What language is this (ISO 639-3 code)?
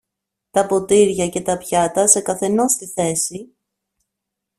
ell